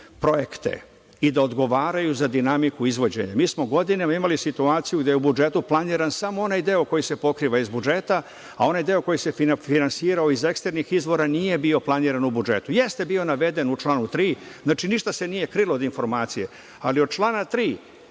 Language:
Serbian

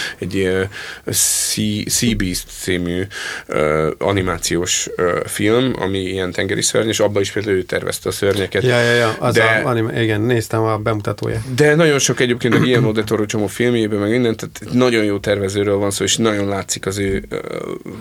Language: Hungarian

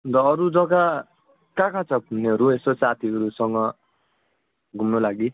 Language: Nepali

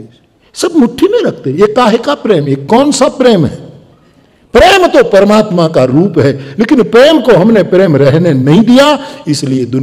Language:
Hindi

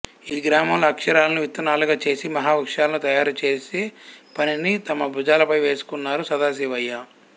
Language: Telugu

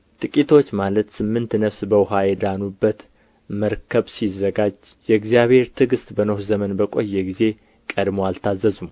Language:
Amharic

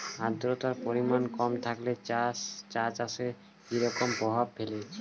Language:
Bangla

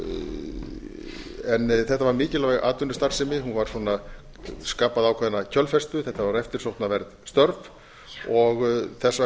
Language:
Icelandic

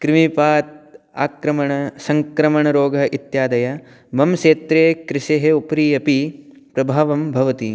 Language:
Sanskrit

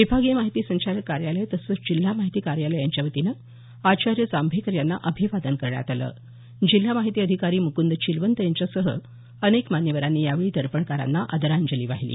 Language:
Marathi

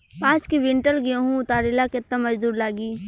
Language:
Bhojpuri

